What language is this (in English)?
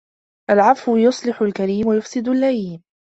Arabic